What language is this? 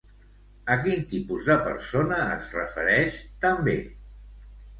Catalan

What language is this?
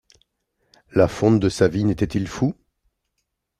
French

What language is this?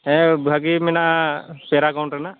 Santali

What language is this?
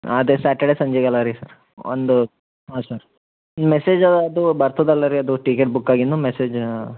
Kannada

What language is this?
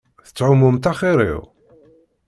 Kabyle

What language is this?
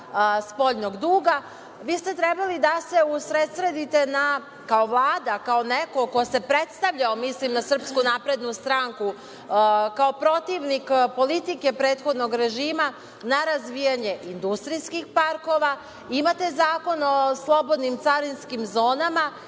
Serbian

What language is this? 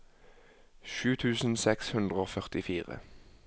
Norwegian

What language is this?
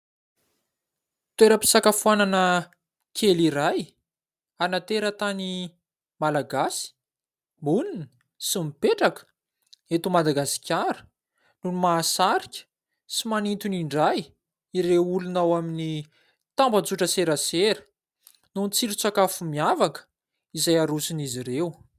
Malagasy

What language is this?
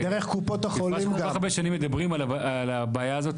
Hebrew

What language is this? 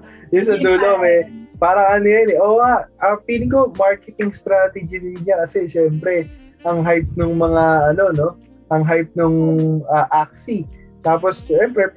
Filipino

